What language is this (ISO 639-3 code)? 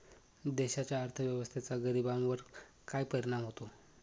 mar